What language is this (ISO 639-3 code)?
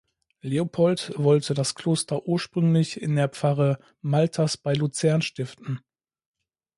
deu